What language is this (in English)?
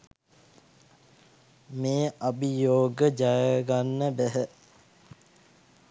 Sinhala